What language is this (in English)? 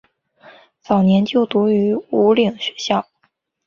Chinese